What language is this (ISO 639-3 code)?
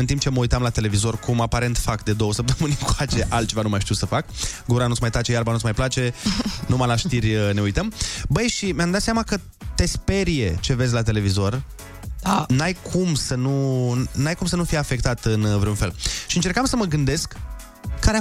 ron